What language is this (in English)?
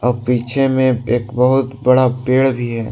Hindi